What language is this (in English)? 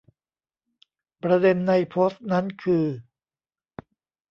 Thai